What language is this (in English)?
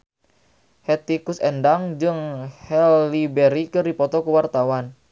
Sundanese